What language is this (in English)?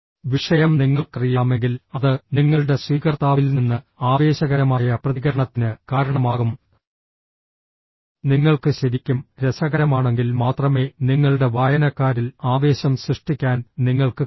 Malayalam